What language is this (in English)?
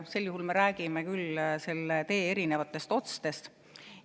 Estonian